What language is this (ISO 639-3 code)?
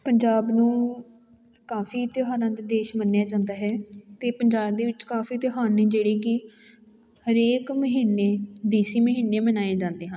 pan